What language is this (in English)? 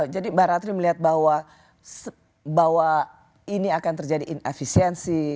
Indonesian